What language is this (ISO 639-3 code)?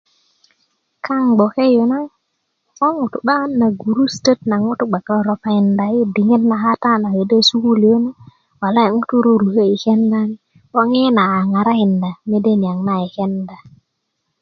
ukv